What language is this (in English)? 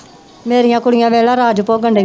Punjabi